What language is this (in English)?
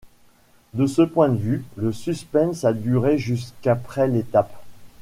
French